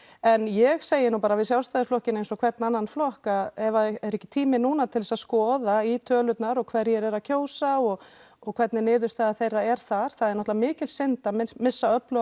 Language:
Icelandic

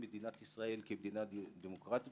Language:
Hebrew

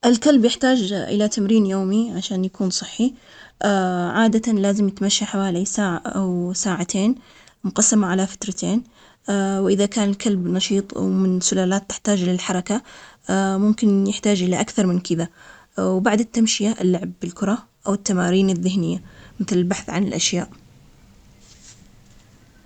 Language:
Omani Arabic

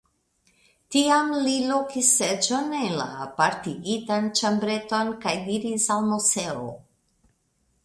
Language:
Esperanto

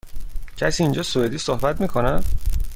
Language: Persian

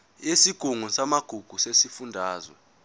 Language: Zulu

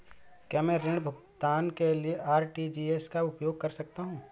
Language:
Hindi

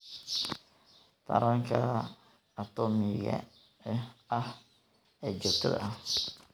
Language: Somali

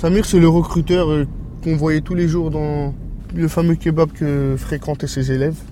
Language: French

